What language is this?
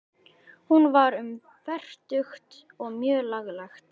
Icelandic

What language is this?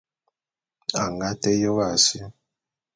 Bulu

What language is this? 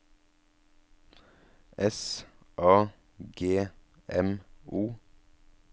Norwegian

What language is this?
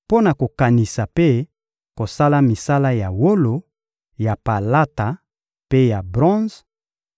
Lingala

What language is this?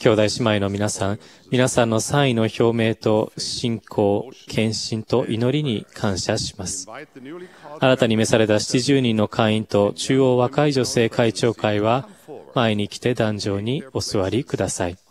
Japanese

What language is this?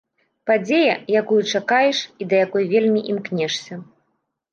Belarusian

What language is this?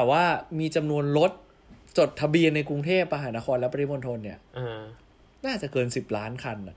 Thai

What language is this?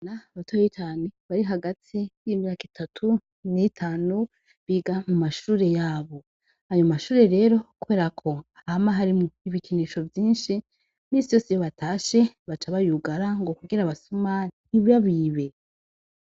Rundi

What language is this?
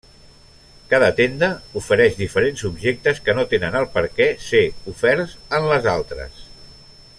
Catalan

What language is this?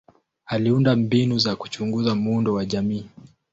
Swahili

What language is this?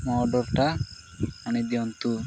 Odia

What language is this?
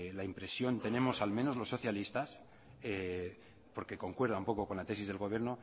Spanish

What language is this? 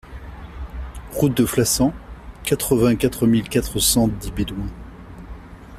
French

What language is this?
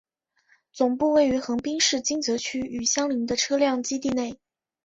Chinese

